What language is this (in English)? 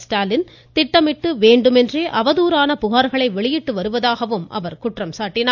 Tamil